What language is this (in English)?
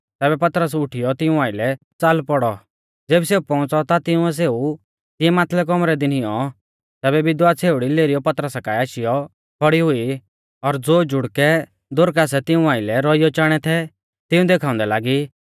Mahasu Pahari